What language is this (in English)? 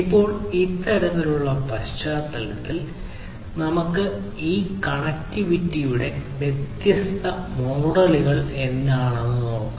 Malayalam